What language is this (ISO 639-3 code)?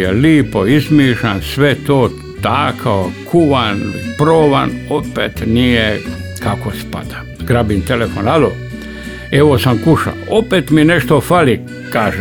hrv